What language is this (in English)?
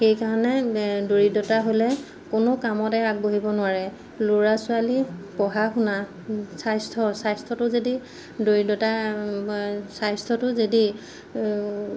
Assamese